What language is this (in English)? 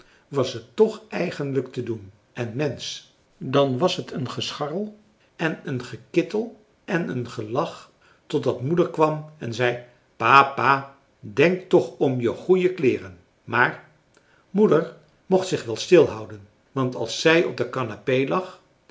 Dutch